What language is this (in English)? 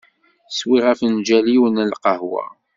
Kabyle